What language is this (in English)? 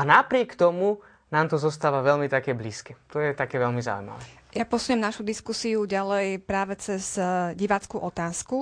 Slovak